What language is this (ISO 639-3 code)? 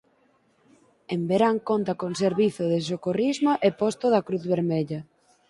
glg